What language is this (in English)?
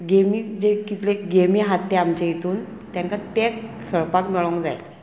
Konkani